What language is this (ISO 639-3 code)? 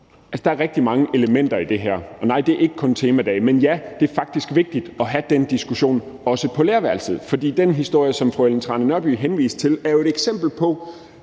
dan